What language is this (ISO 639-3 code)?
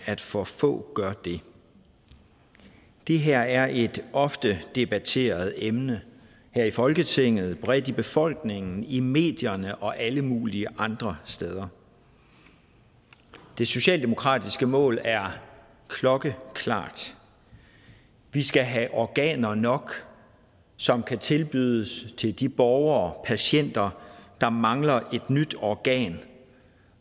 dan